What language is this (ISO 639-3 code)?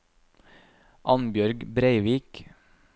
nor